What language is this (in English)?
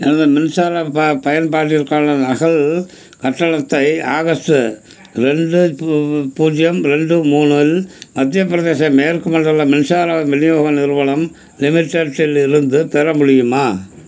Tamil